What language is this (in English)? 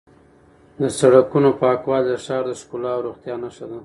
Pashto